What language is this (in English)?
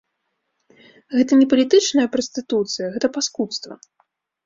Belarusian